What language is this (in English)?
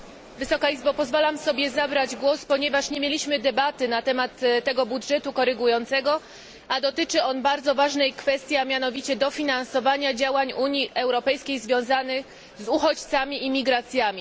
Polish